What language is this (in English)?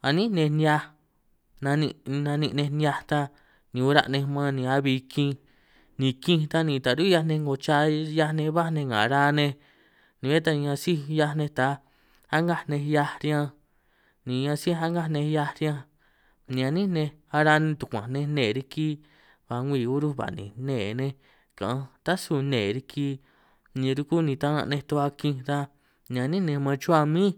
San Martín Itunyoso Triqui